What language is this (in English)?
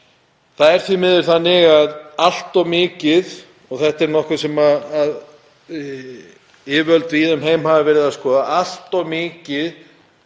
Icelandic